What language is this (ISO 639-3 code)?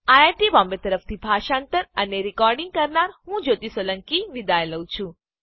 guj